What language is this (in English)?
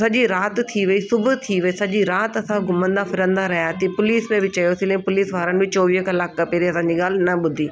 Sindhi